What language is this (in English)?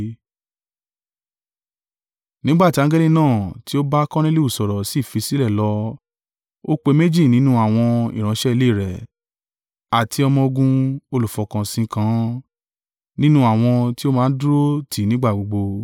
Yoruba